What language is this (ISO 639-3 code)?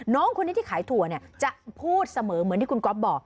tha